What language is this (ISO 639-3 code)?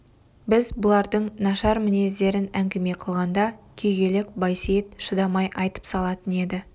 kaz